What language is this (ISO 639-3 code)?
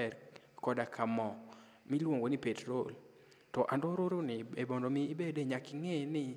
luo